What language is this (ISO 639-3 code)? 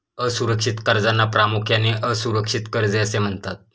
mar